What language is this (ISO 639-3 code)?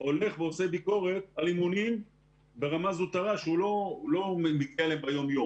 heb